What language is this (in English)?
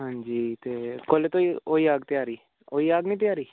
Dogri